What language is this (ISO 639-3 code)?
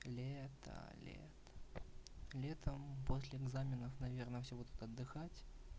rus